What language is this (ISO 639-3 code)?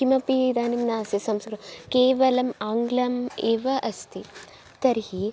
san